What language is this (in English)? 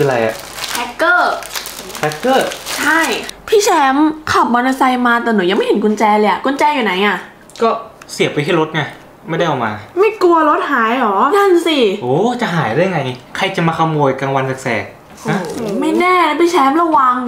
Thai